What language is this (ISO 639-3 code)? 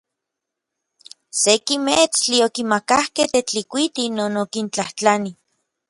nlv